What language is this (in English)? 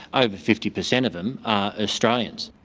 English